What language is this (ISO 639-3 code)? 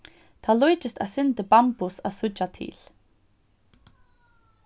fao